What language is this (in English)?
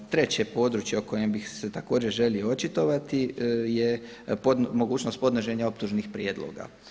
Croatian